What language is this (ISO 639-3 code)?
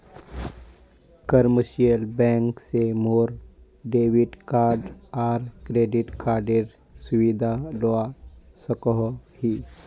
mag